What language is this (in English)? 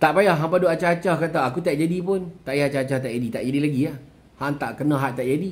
Malay